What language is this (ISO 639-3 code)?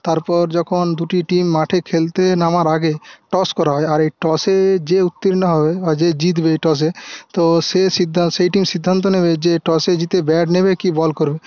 ben